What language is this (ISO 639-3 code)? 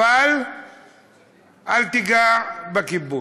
heb